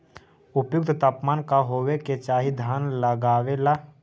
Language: Magahi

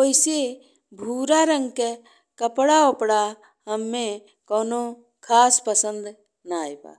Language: Bhojpuri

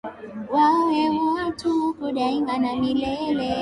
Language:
Swahili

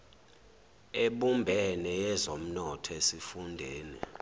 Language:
Zulu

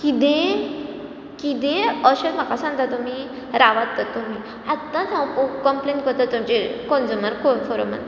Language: Konkani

